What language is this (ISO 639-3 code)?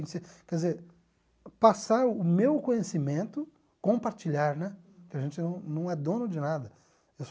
por